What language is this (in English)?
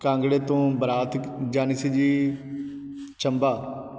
Punjabi